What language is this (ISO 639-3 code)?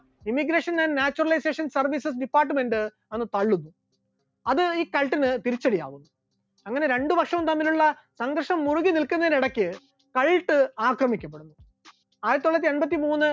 mal